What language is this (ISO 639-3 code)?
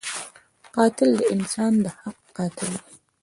pus